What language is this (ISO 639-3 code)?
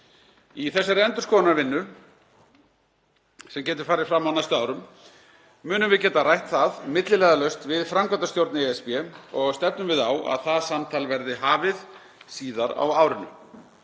isl